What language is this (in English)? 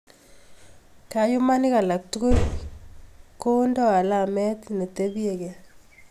Kalenjin